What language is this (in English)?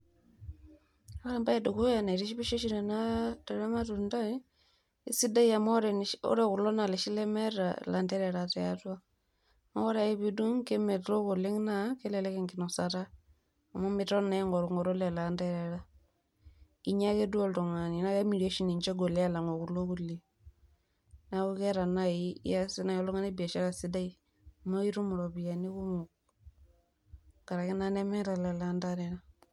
Masai